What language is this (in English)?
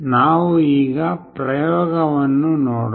Kannada